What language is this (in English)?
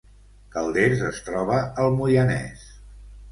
Catalan